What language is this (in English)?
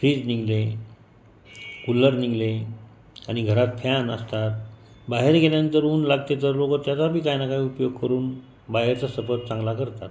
Marathi